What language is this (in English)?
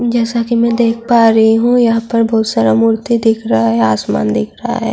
Urdu